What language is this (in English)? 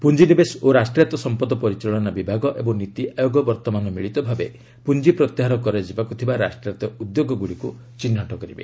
Odia